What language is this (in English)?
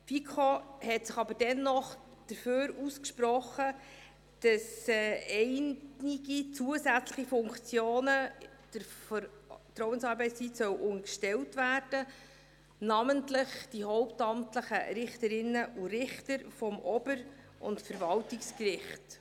Swiss German